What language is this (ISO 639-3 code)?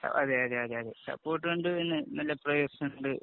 mal